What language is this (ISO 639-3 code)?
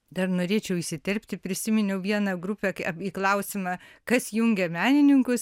lit